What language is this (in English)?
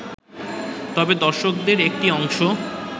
Bangla